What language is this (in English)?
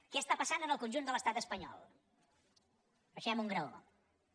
Catalan